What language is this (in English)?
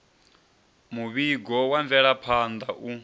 Venda